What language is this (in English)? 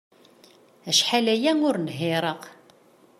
Kabyle